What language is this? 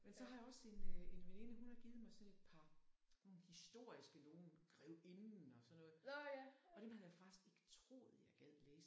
Danish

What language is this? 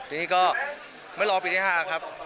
Thai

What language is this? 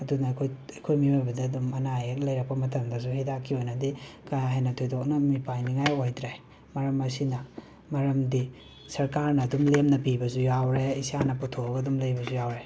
Manipuri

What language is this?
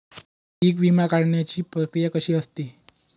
Marathi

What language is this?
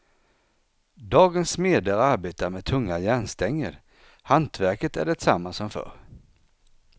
Swedish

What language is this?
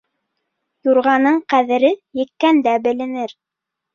Bashkir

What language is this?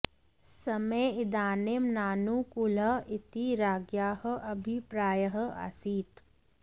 Sanskrit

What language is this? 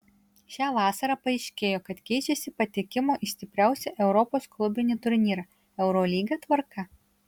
Lithuanian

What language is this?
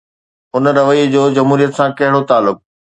Sindhi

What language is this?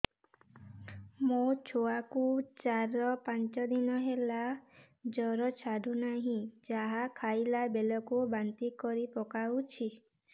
Odia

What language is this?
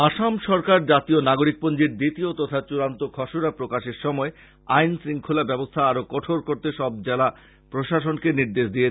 Bangla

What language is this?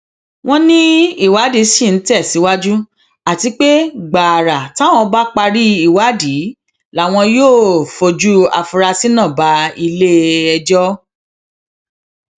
Yoruba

